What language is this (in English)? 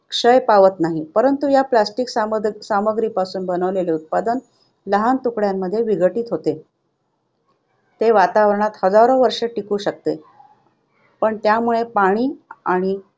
Marathi